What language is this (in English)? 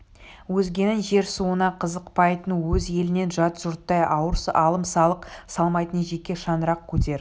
Kazakh